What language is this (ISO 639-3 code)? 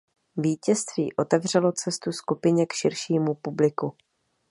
ces